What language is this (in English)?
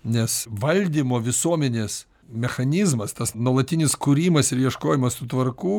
Lithuanian